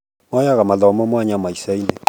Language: Kikuyu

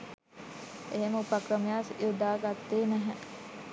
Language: Sinhala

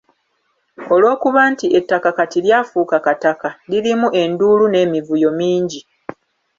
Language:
Ganda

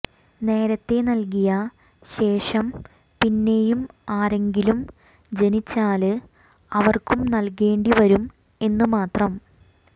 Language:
Malayalam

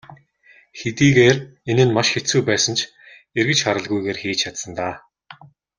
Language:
Mongolian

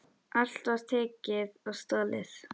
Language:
Icelandic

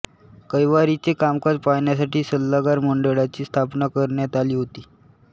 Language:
Marathi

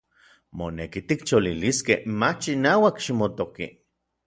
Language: Orizaba Nahuatl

